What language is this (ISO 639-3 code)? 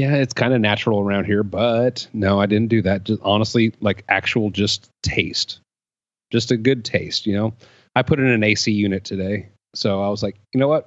eng